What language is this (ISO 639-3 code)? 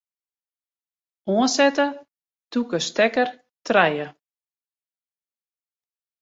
fry